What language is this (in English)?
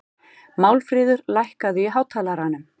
Icelandic